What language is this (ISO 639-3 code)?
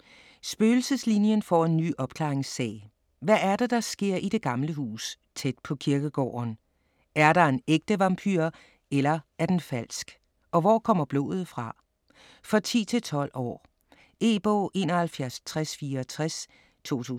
dan